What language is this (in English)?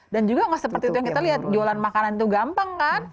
Indonesian